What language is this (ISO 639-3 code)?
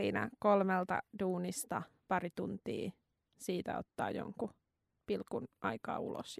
fin